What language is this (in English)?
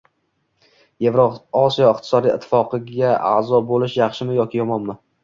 Uzbek